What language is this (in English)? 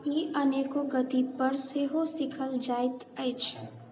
Maithili